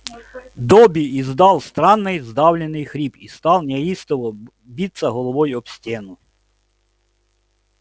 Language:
Russian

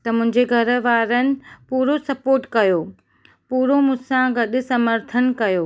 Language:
Sindhi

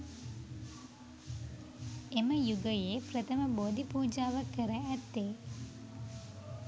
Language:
Sinhala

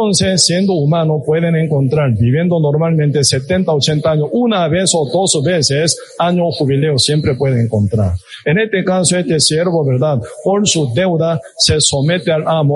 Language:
Spanish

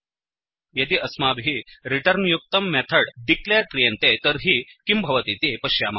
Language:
Sanskrit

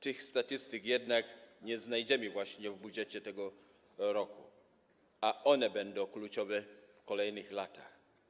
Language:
Polish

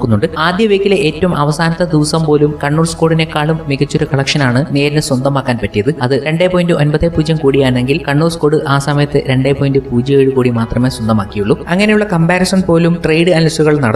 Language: Malayalam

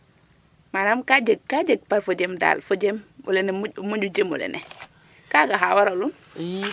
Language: Serer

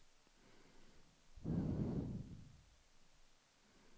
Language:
Swedish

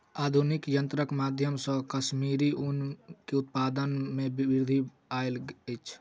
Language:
Maithili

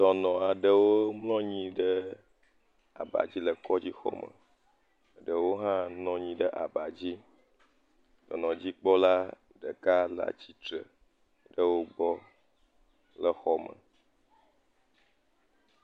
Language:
Ewe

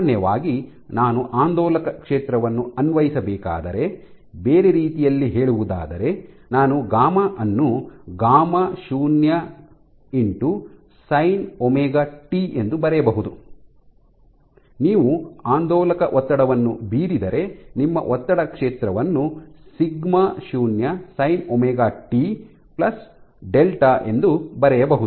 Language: Kannada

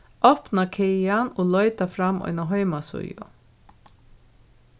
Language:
Faroese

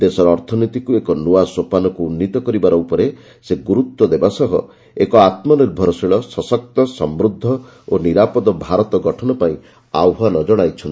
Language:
Odia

